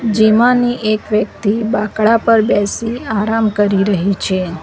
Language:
Gujarati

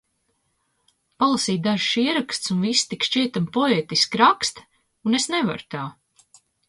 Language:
Latvian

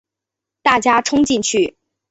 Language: Chinese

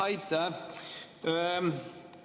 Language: Estonian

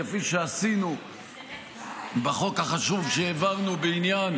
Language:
Hebrew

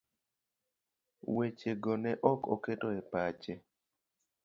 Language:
Luo (Kenya and Tanzania)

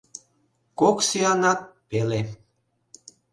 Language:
Mari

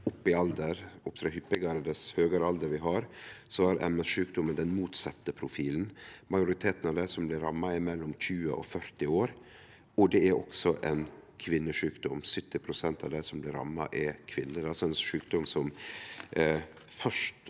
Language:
Norwegian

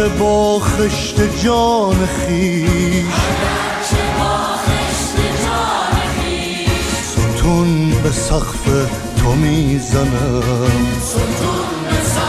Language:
Persian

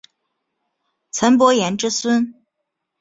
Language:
Chinese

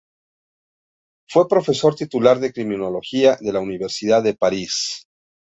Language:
Spanish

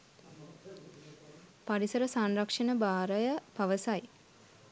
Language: Sinhala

